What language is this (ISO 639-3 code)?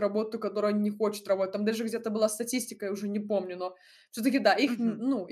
rus